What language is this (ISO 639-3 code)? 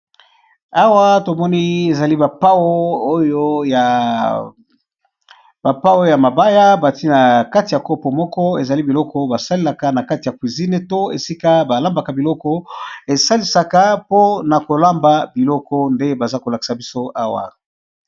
lin